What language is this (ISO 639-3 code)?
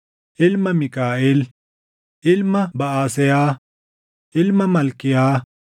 orm